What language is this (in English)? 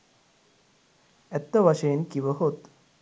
Sinhala